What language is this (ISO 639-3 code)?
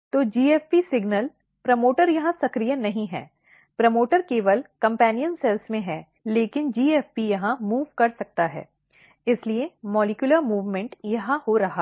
hin